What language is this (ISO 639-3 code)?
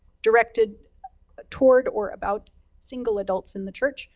eng